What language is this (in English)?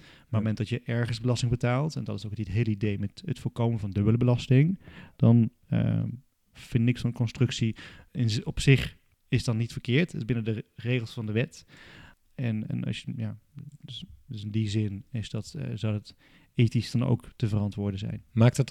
Dutch